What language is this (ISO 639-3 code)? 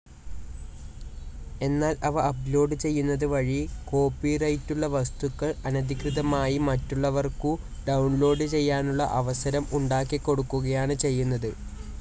mal